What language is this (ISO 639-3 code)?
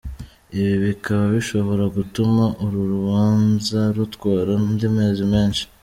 kin